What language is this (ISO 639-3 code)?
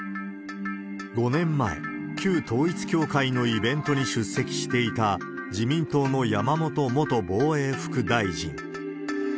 jpn